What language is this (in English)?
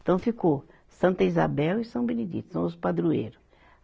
Portuguese